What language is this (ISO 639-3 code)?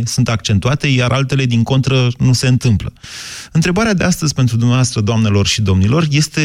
ron